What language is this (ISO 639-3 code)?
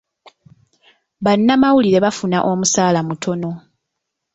lug